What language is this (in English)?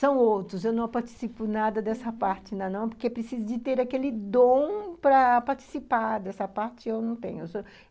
Portuguese